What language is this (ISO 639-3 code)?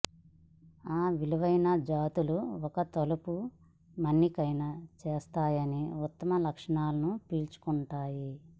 tel